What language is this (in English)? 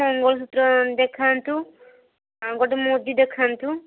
Odia